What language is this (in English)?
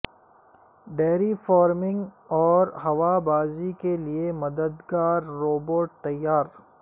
Urdu